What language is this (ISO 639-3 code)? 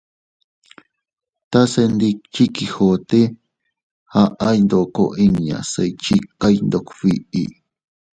cut